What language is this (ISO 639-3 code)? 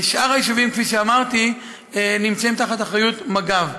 heb